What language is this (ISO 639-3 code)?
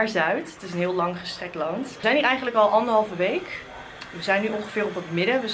nld